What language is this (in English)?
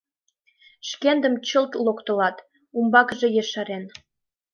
Mari